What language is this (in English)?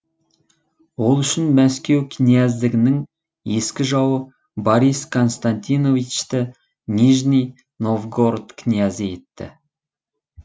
Kazakh